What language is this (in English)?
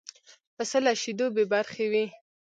Pashto